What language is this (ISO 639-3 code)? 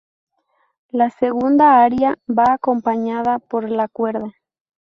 spa